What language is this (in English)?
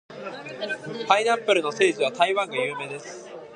Japanese